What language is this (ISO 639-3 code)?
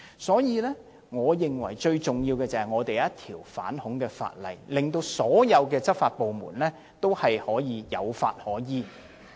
yue